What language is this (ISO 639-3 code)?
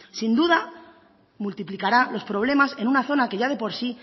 spa